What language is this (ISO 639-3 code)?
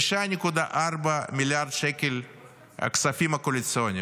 heb